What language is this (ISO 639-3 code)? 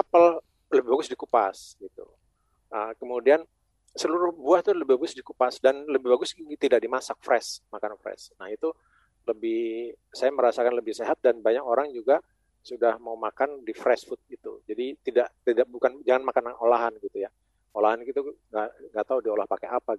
ind